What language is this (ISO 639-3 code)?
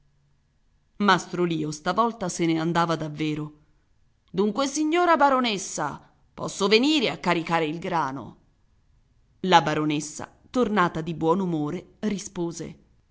ita